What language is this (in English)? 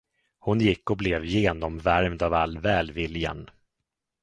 Swedish